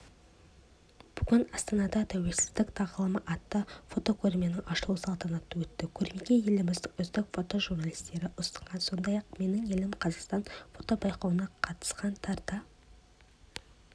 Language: Kazakh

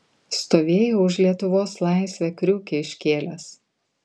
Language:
Lithuanian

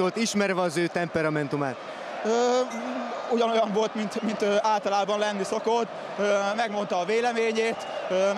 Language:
Hungarian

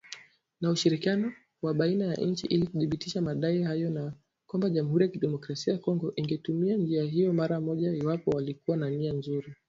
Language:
Swahili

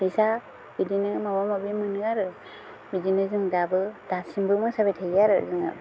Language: Bodo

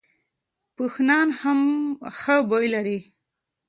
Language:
Pashto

